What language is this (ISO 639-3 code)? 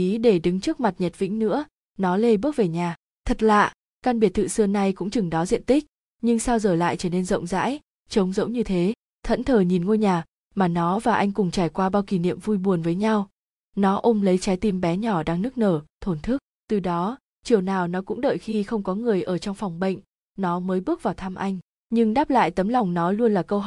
vie